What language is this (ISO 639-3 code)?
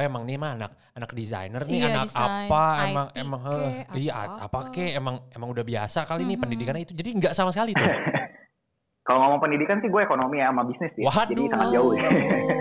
ind